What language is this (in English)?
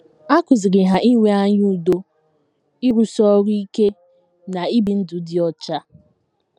Igbo